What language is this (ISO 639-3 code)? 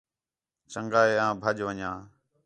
xhe